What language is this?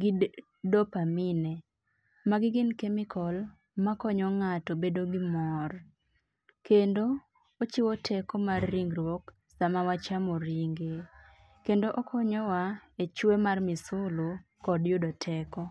Luo (Kenya and Tanzania)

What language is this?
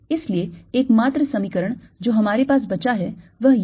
Hindi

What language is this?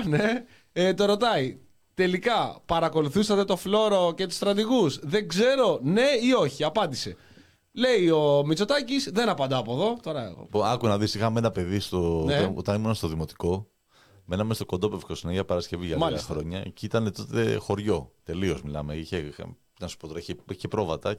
Greek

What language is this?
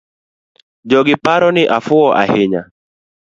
Luo (Kenya and Tanzania)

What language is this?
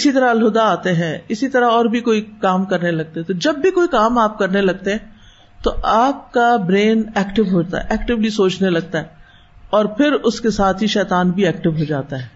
Urdu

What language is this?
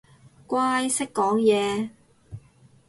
Cantonese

